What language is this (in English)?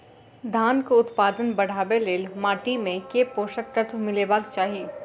Maithili